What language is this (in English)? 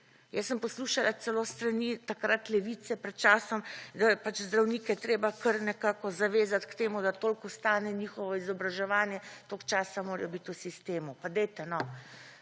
Slovenian